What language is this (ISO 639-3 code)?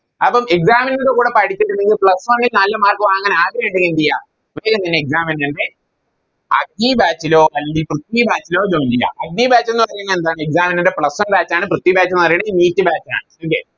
mal